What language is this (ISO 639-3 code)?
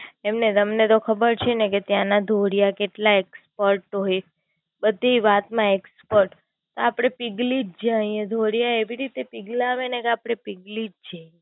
guj